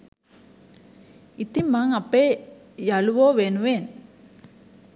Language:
Sinhala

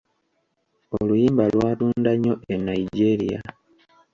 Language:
Ganda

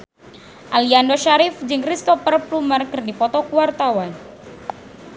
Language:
Sundanese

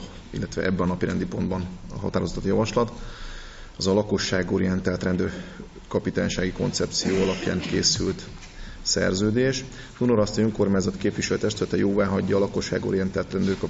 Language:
Hungarian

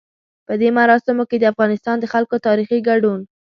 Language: Pashto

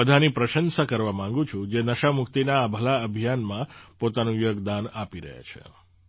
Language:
Gujarati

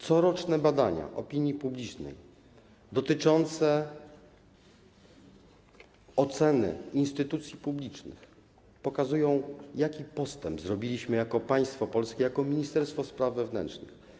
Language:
Polish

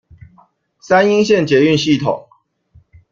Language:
Chinese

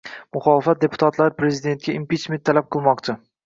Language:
Uzbek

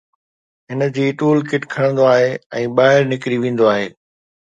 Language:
Sindhi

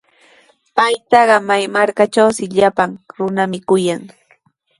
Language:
Sihuas Ancash Quechua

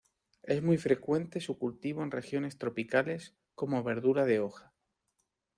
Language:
Spanish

